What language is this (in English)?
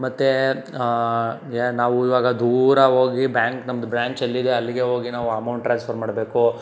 Kannada